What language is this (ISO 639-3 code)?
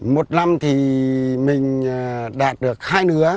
vie